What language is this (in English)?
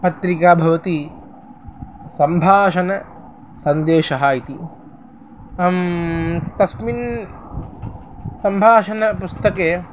Sanskrit